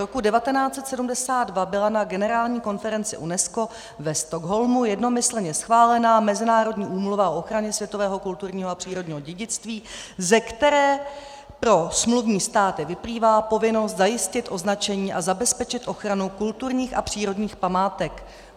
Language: Czech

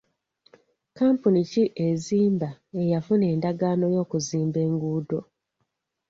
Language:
Ganda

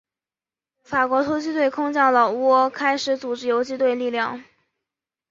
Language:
Chinese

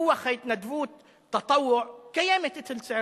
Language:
Hebrew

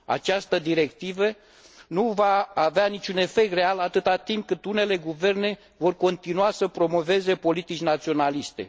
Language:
Romanian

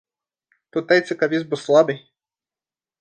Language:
Latvian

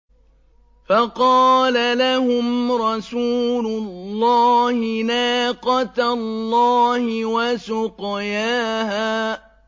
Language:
Arabic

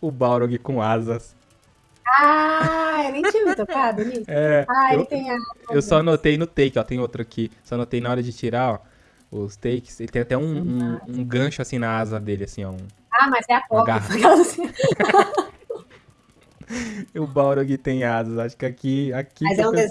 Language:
Portuguese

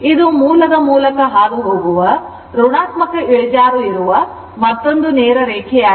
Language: Kannada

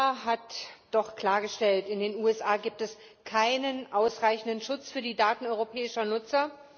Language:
German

